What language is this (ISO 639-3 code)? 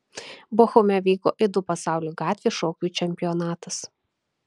lit